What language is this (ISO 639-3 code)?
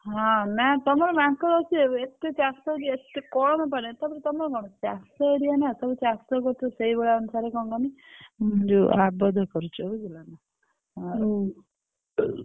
ori